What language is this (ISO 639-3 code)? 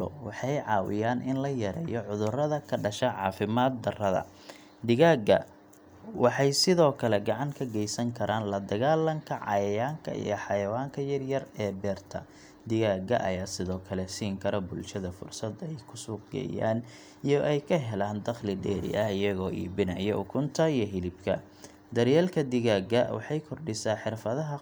som